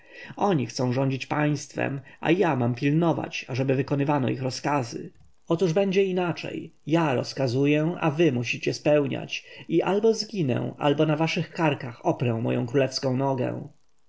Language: Polish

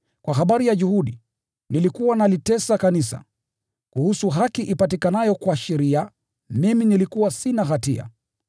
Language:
Swahili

